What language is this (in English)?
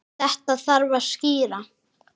Icelandic